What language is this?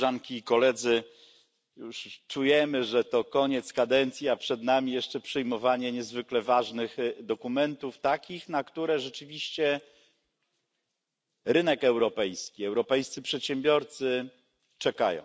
Polish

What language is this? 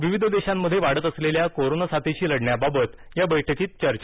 Marathi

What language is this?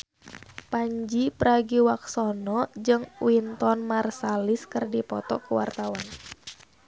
Sundanese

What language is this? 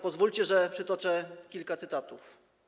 Polish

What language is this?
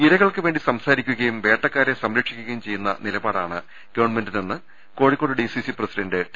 Malayalam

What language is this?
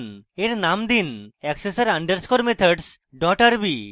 Bangla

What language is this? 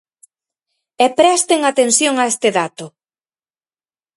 Galician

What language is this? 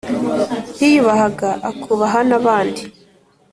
Kinyarwanda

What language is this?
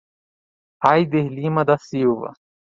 Portuguese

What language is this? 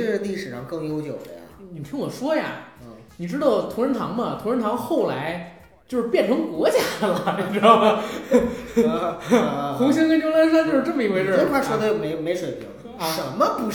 Chinese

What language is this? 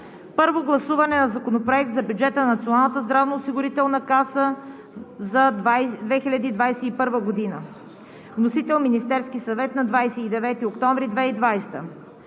Bulgarian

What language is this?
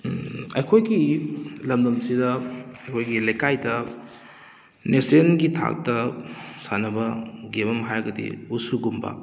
Manipuri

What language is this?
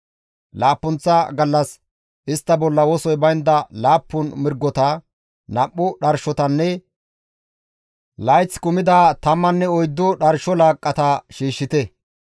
Gamo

